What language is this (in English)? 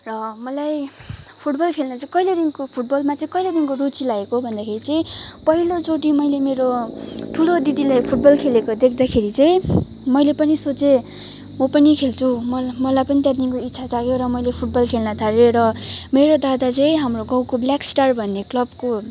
Nepali